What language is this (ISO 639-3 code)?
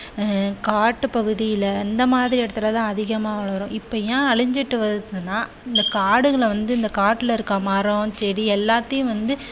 tam